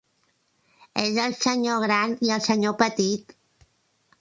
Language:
Catalan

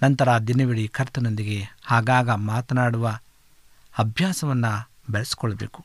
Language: Kannada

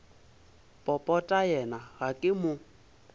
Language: Northern Sotho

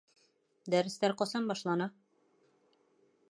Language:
Bashkir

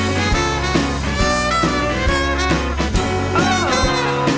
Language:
Thai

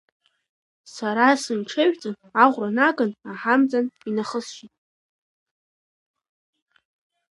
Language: Abkhazian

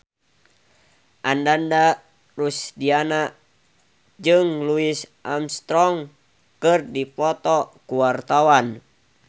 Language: Sundanese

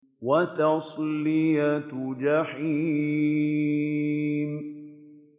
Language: Arabic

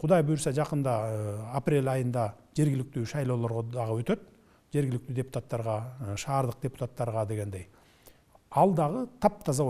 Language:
Turkish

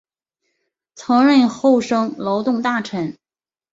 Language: Chinese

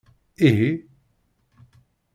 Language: Kabyle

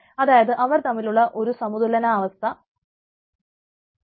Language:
Malayalam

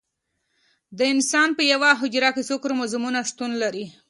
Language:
Pashto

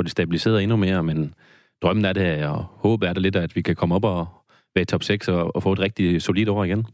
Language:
Danish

